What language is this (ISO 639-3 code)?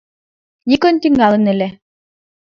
chm